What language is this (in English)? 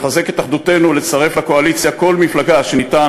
Hebrew